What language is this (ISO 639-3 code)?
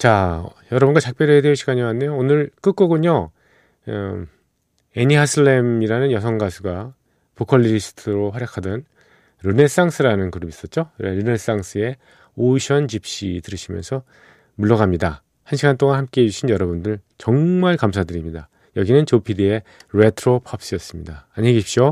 kor